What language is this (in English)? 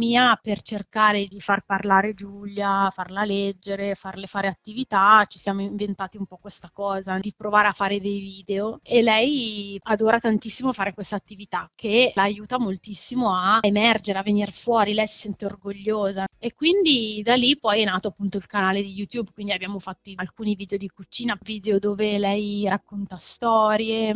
Italian